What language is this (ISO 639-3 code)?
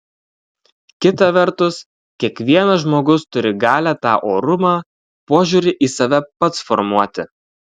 lit